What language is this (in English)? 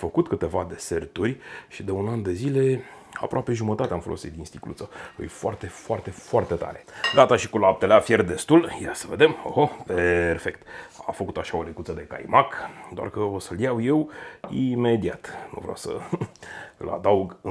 Romanian